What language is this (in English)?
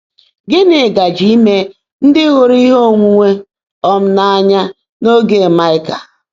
Igbo